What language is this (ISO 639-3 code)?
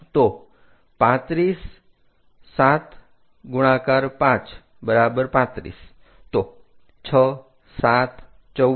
guj